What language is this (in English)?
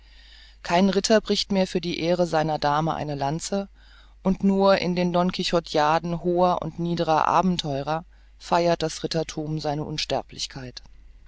German